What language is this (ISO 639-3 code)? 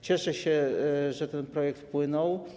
pol